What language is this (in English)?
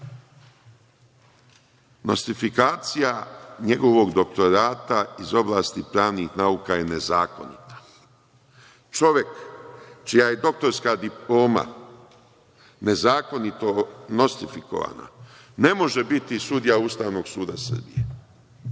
Serbian